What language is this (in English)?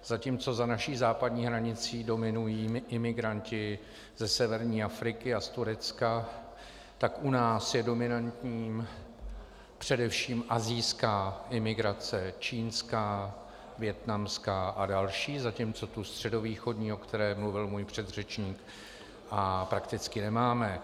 Czech